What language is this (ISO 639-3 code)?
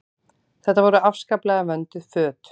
isl